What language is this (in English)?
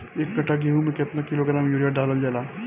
Bhojpuri